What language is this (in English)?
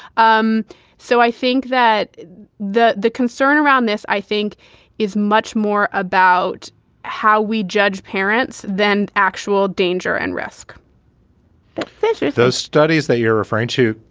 English